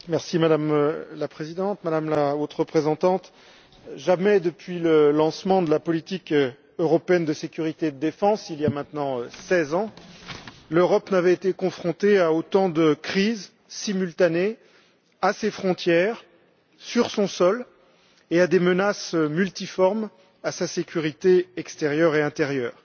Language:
French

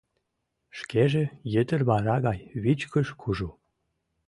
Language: Mari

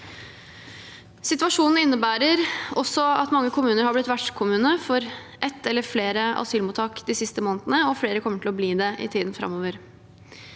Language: Norwegian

